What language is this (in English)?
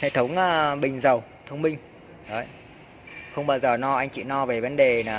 Vietnamese